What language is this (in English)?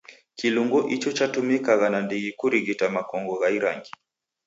Taita